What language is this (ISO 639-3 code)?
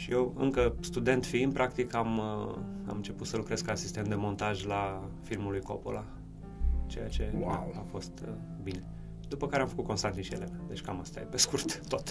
ron